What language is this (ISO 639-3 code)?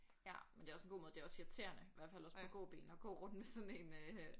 dan